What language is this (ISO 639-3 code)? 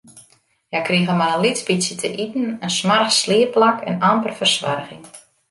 fry